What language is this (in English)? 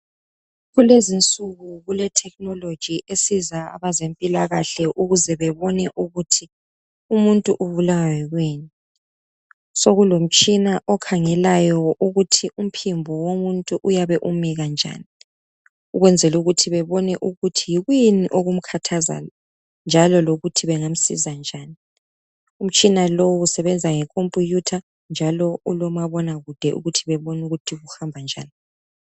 North Ndebele